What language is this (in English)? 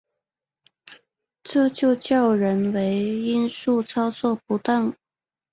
Chinese